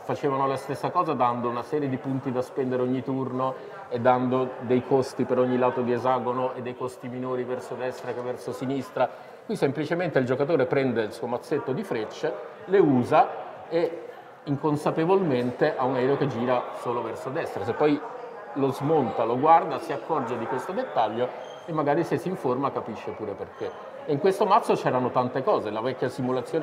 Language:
Italian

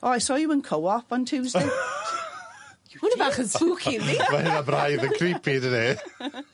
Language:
Welsh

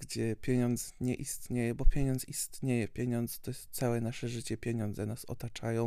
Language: Polish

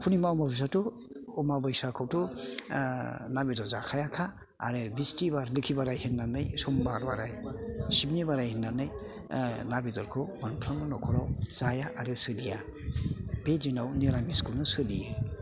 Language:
Bodo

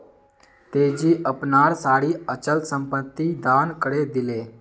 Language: Magahi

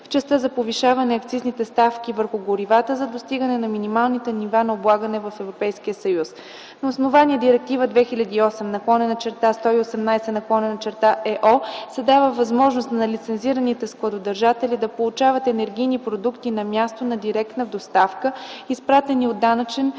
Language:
Bulgarian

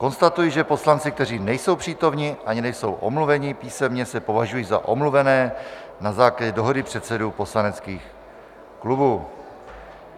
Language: Czech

